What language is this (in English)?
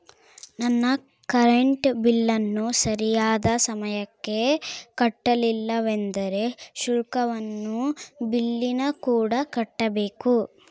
Kannada